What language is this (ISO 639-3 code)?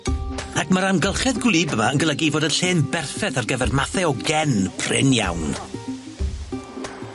cym